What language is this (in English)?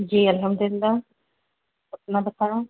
Urdu